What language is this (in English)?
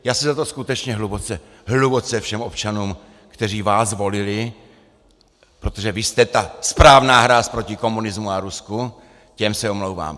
Czech